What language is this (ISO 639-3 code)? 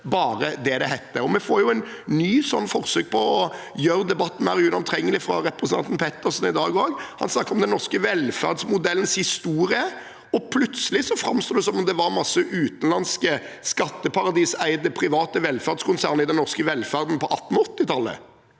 nor